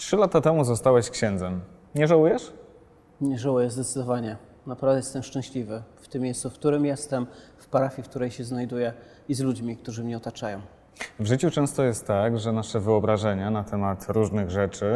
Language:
Polish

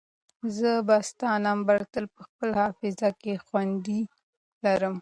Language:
Pashto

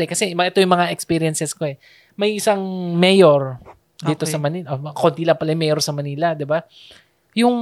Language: Filipino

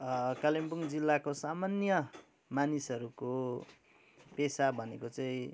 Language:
Nepali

